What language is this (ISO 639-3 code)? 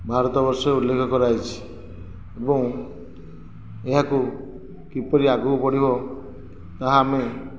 ori